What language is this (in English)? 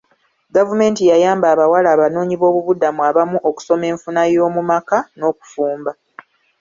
Ganda